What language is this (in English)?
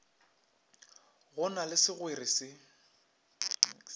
Northern Sotho